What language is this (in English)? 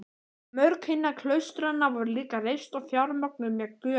Icelandic